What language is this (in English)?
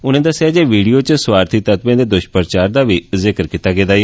Dogri